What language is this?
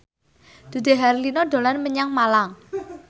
Javanese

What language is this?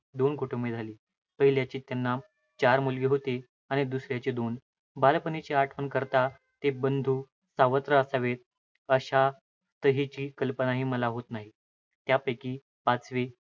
Marathi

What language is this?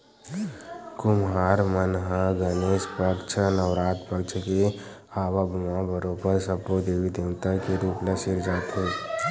Chhattisgarhi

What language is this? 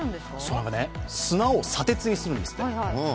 Japanese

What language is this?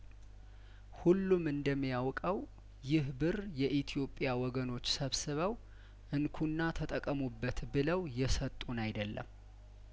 Amharic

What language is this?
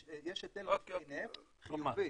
Hebrew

